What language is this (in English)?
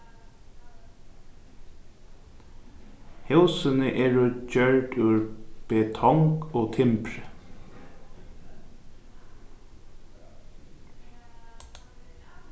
Faroese